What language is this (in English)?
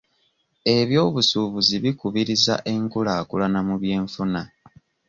Ganda